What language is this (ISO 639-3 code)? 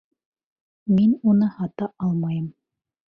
bak